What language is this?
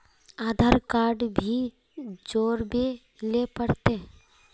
Magahi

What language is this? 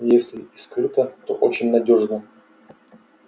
Russian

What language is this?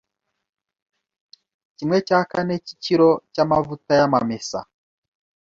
Kinyarwanda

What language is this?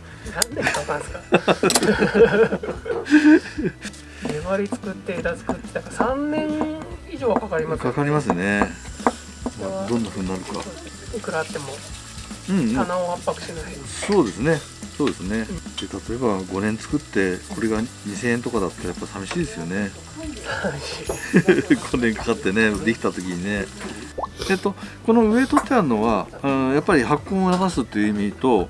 Japanese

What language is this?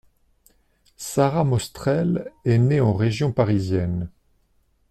French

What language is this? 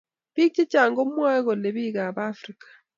Kalenjin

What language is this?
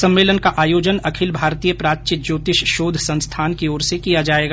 Hindi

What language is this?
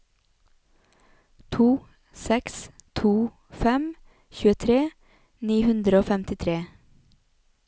Norwegian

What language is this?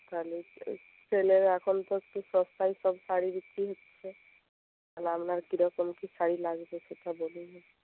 Bangla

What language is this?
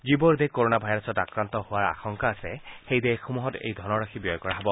Assamese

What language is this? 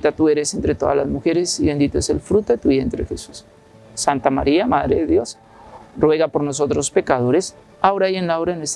Spanish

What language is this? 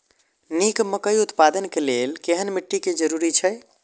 Maithili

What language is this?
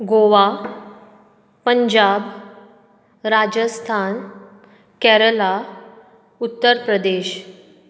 Konkani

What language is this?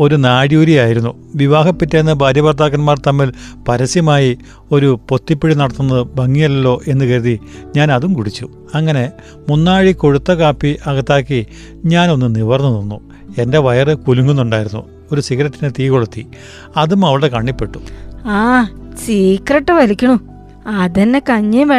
Malayalam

